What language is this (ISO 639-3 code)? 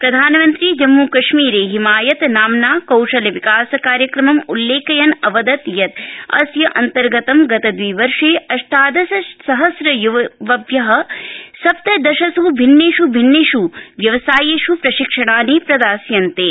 san